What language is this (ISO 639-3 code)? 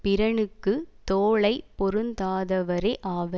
tam